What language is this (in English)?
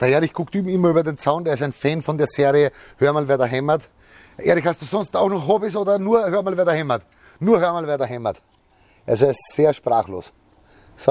German